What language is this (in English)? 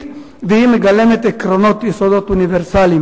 Hebrew